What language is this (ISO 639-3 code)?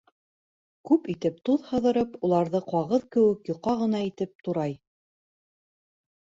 bak